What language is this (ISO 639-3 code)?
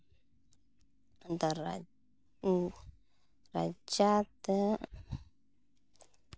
sat